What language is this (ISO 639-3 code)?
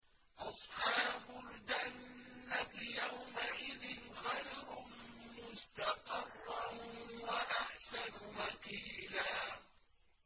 ara